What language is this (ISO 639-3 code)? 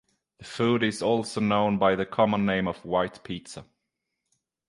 eng